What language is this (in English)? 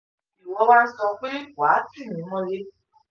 Yoruba